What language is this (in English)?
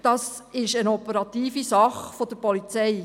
Swiss German